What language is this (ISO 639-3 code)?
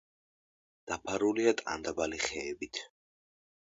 kat